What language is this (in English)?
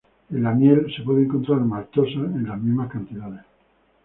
Spanish